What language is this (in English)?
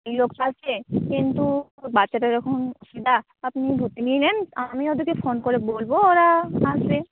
Bangla